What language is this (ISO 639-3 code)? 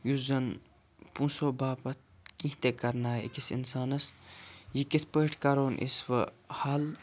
kas